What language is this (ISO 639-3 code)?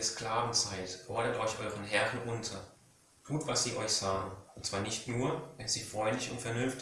deu